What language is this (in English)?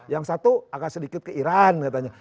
Indonesian